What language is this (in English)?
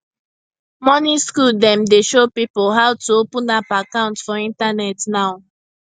Nigerian Pidgin